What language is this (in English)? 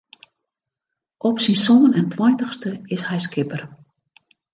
Western Frisian